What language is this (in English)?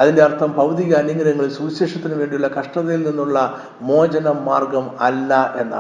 Malayalam